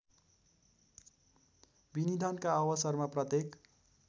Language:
Nepali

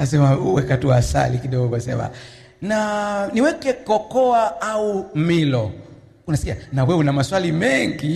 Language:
Swahili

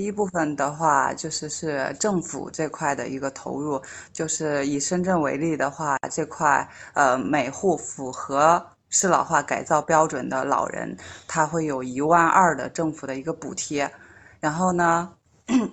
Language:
Chinese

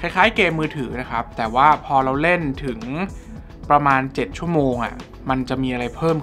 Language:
Thai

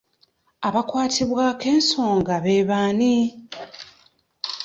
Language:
Ganda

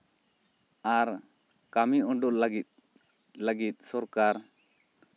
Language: Santali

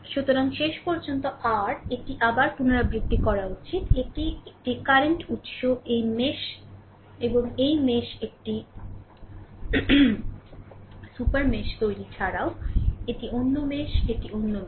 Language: Bangla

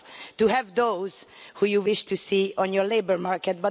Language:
English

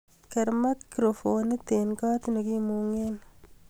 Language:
Kalenjin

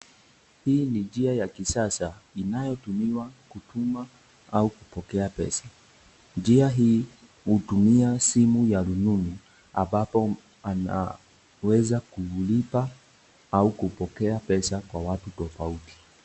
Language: Swahili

